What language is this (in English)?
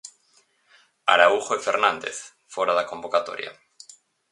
Galician